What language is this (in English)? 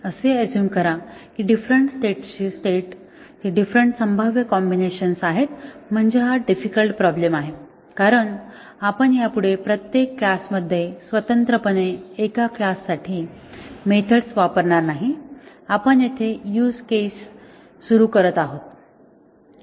Marathi